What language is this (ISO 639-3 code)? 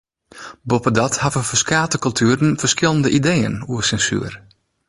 fry